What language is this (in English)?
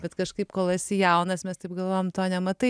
Lithuanian